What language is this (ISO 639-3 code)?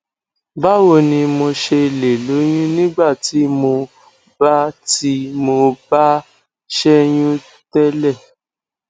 yor